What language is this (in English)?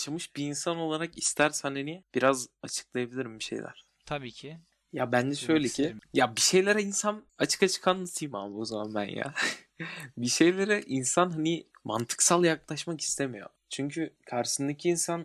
Turkish